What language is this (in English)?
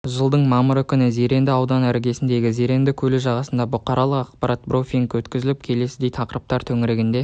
Kazakh